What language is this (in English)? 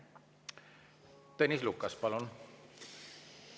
Estonian